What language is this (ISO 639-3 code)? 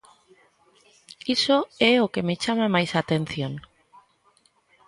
glg